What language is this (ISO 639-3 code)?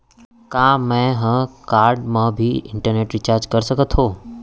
hne